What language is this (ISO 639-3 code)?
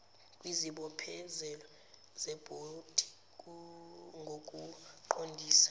zul